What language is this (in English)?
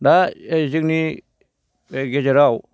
Bodo